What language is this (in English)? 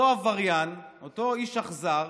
Hebrew